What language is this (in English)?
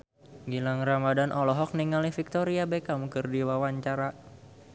Sundanese